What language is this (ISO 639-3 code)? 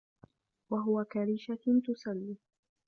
ara